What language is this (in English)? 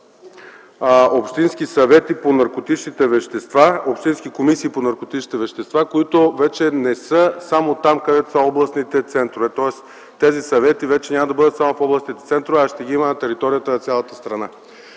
Bulgarian